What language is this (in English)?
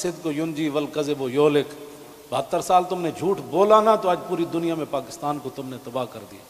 Arabic